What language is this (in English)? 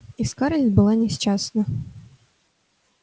Russian